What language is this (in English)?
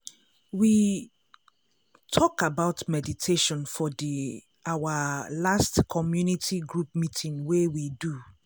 Nigerian Pidgin